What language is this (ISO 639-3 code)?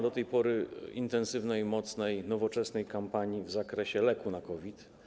pol